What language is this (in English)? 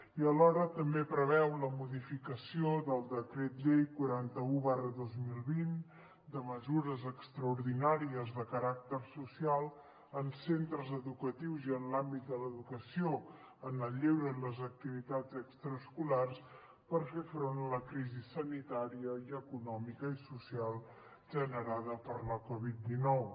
Catalan